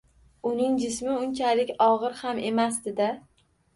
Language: Uzbek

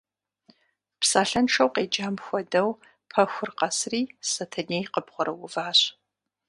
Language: Kabardian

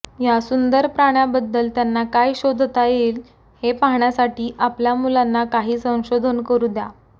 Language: Marathi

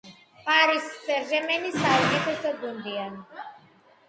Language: Georgian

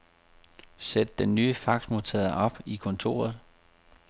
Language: Danish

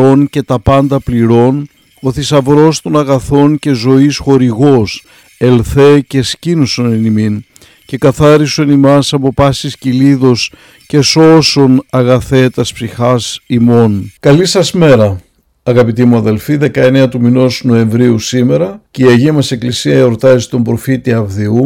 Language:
Greek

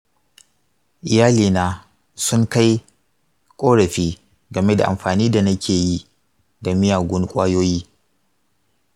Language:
Hausa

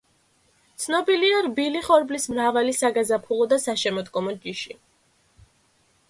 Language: Georgian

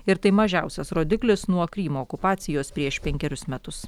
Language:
Lithuanian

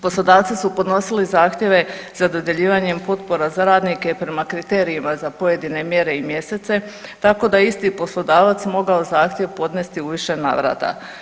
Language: Croatian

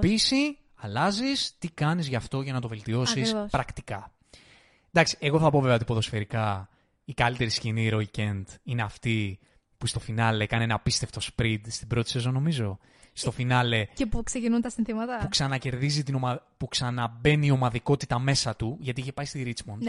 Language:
Greek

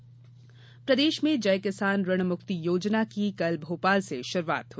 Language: Hindi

